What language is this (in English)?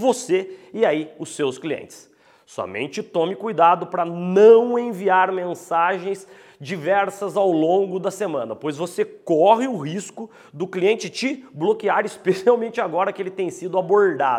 Portuguese